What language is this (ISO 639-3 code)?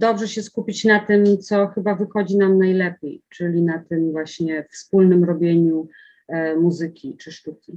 pol